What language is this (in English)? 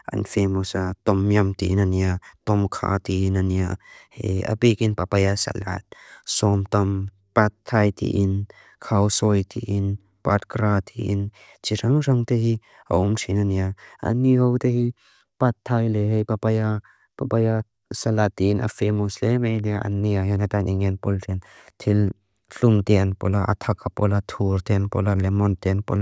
Mizo